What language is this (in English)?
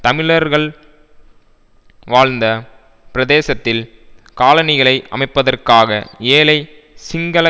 Tamil